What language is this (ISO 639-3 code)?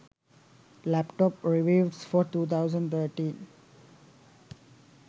sin